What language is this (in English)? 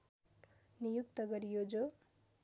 Nepali